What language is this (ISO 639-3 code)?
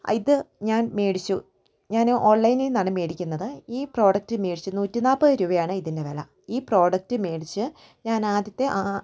mal